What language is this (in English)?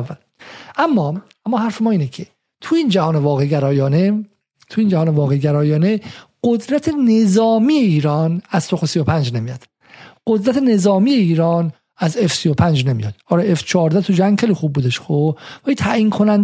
Persian